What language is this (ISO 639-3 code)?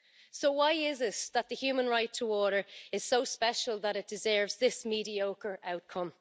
eng